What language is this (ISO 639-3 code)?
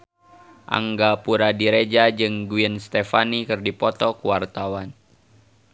sun